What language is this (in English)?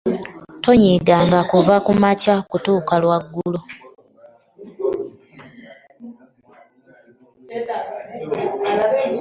Ganda